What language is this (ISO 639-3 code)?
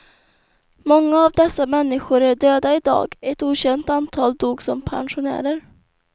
swe